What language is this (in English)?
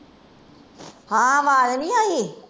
Punjabi